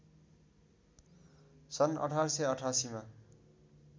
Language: Nepali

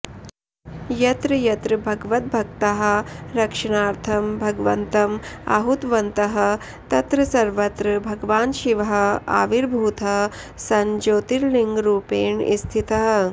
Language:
Sanskrit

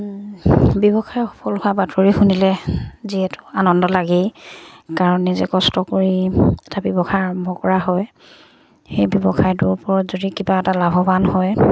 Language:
Assamese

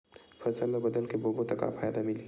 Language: Chhattisgarhi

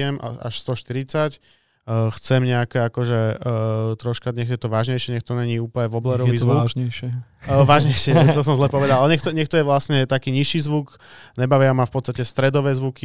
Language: Slovak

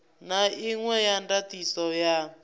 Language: Venda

